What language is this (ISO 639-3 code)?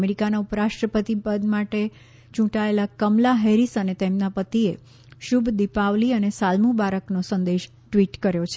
guj